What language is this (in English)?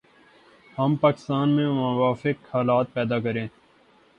Urdu